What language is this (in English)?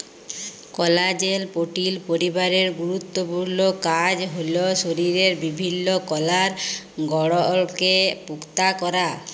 Bangla